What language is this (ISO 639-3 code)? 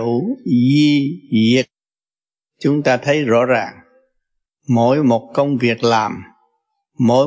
vie